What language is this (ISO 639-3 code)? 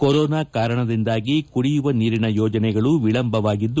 kan